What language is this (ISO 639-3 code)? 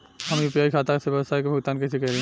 bho